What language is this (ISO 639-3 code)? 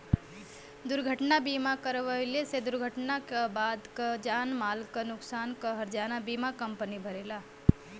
bho